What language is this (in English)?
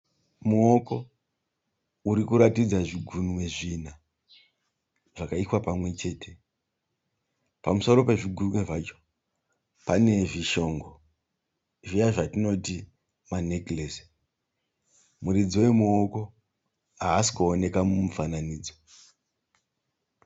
Shona